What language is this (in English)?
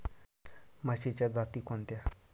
Marathi